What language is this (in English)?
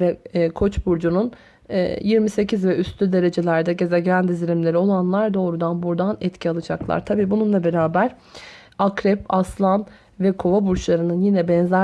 Turkish